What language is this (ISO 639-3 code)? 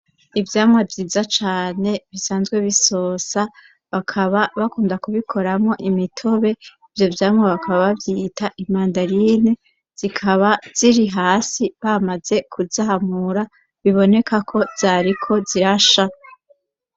run